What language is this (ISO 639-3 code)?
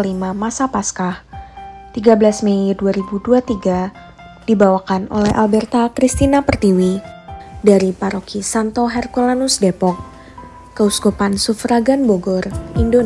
ind